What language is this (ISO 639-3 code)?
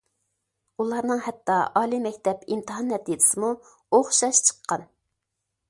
uig